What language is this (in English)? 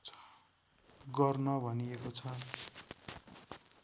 Nepali